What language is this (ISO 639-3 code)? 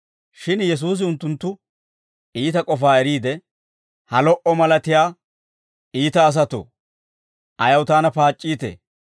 dwr